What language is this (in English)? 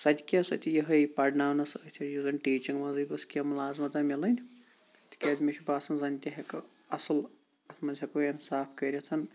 Kashmiri